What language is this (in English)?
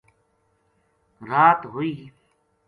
Gujari